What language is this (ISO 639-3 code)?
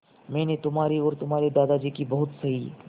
hin